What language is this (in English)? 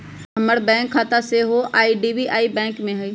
Magahi